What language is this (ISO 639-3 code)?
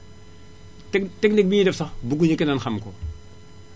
wol